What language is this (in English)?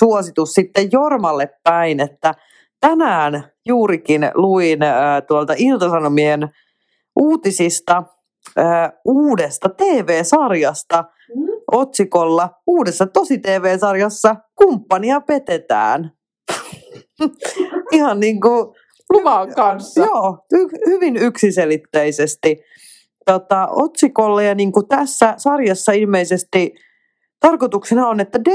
Finnish